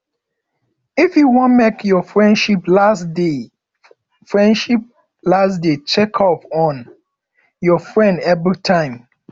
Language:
Nigerian Pidgin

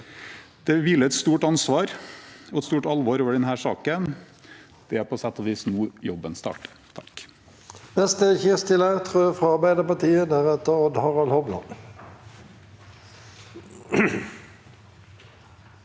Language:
Norwegian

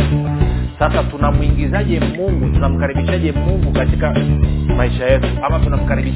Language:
Swahili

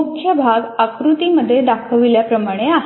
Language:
Marathi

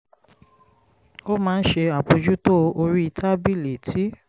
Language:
Yoruba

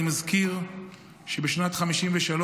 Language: Hebrew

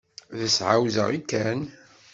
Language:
Kabyle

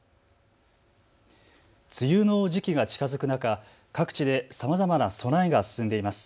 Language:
Japanese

